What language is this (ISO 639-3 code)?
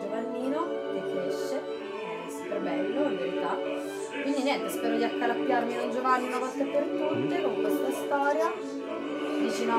ita